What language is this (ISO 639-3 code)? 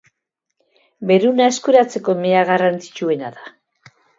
eus